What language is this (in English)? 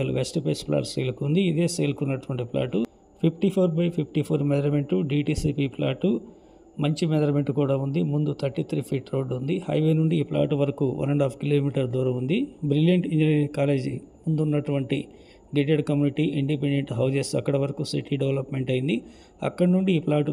Telugu